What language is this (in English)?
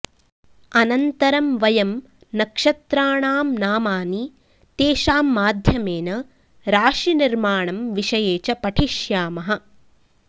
Sanskrit